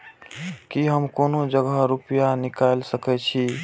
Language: Maithili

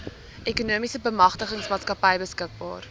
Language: Afrikaans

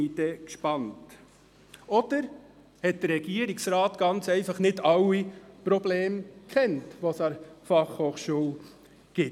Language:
Swiss German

